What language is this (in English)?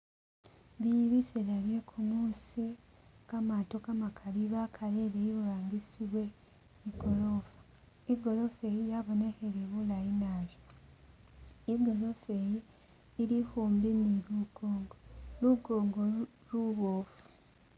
Masaaba